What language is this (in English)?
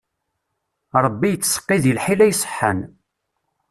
Kabyle